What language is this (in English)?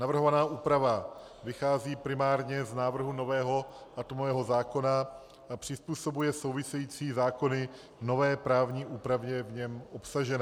Czech